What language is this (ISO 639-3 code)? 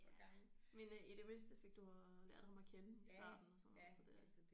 dan